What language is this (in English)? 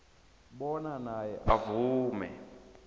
South Ndebele